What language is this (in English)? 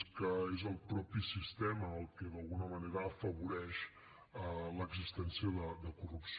Catalan